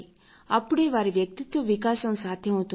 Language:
Telugu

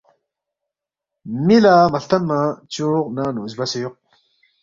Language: Balti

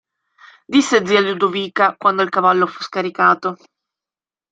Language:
Italian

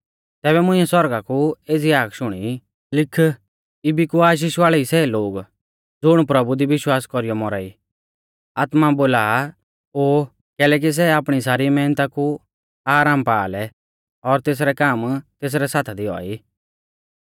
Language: Mahasu Pahari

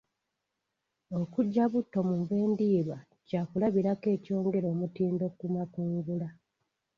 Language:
Ganda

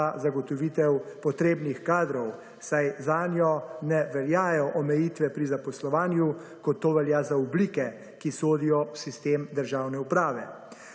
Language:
Slovenian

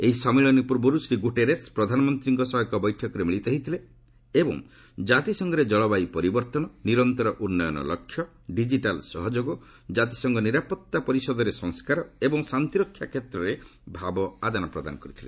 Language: Odia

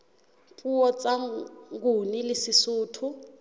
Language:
Southern Sotho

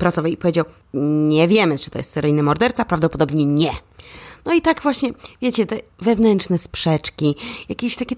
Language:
Polish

